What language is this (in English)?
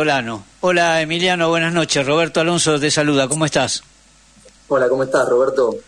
Spanish